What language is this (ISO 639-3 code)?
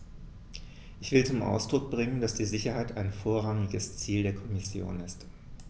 deu